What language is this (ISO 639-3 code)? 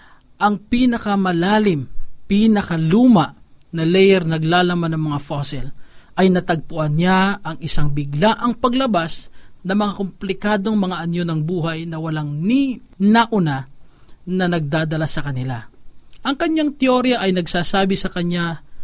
fil